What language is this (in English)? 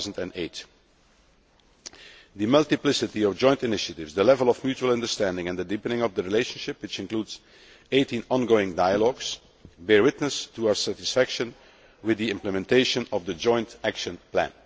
English